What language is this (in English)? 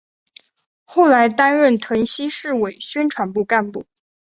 Chinese